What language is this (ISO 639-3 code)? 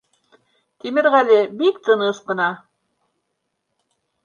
bak